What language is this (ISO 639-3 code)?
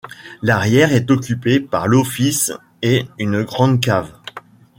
fra